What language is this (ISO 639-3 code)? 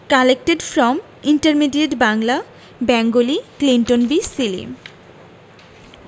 ben